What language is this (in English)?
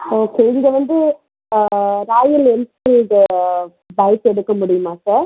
Tamil